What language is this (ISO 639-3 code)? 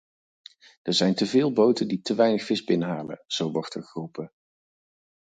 nld